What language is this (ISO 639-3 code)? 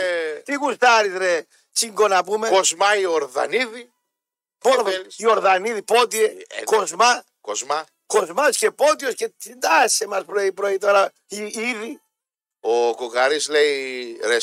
ell